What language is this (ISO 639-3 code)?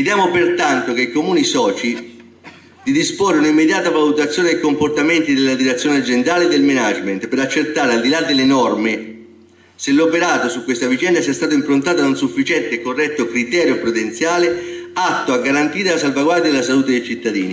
ita